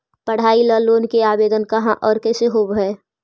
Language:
Magahi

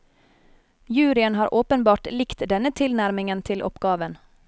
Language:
Norwegian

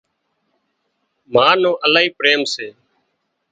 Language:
Wadiyara Koli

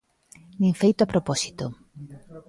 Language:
Galician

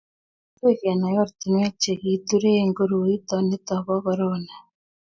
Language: Kalenjin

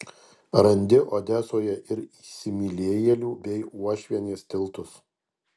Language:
Lithuanian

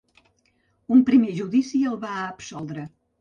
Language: Catalan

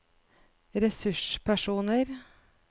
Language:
Norwegian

